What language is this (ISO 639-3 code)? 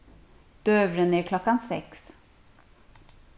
fao